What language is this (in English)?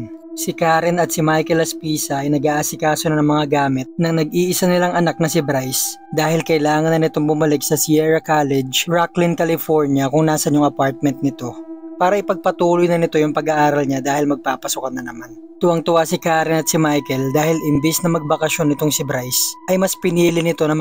Filipino